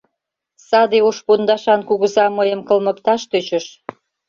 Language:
Mari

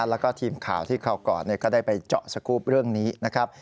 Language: Thai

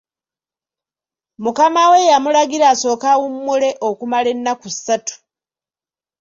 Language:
Ganda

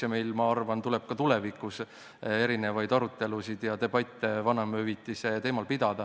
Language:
Estonian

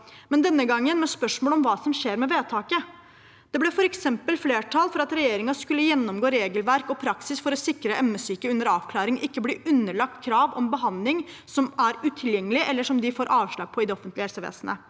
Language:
Norwegian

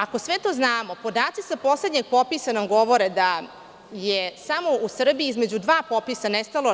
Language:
Serbian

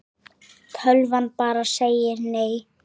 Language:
Icelandic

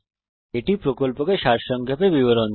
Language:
Bangla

